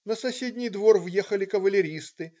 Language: Russian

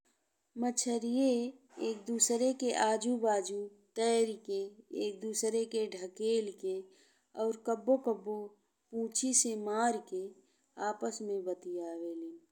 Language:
Bhojpuri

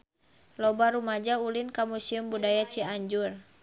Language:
Sundanese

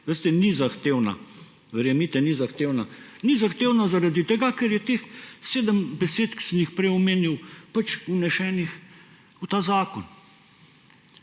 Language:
Slovenian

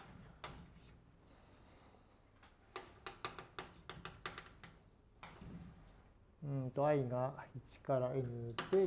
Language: Japanese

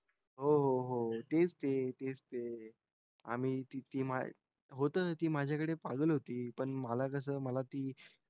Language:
Marathi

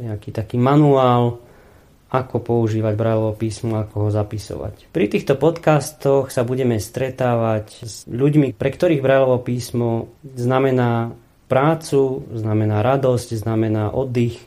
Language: Slovak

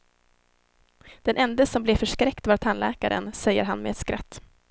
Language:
Swedish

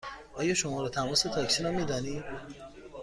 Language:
Persian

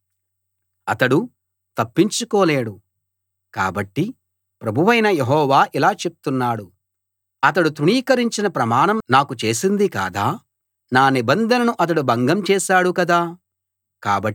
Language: Telugu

